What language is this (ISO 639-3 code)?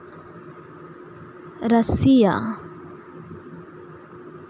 sat